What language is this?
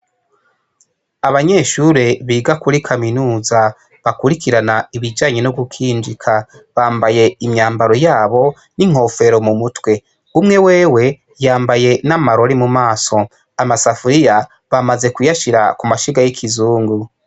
Rundi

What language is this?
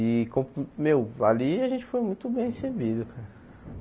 Portuguese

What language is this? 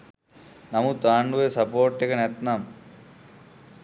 Sinhala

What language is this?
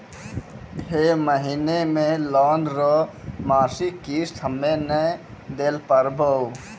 Maithili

